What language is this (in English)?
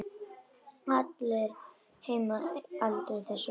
Icelandic